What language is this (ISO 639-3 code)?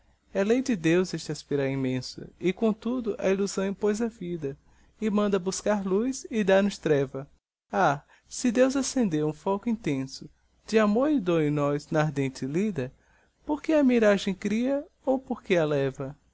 por